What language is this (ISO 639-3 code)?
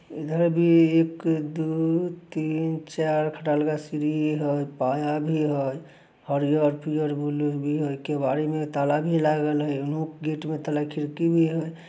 mag